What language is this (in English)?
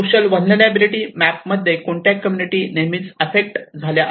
Marathi